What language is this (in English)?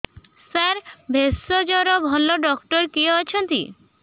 Odia